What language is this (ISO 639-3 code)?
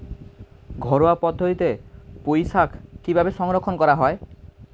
ben